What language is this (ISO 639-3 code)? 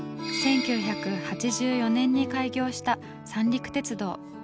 jpn